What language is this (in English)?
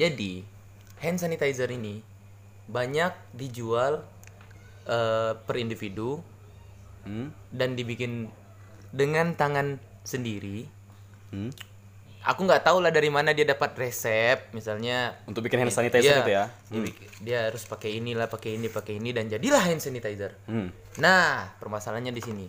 Indonesian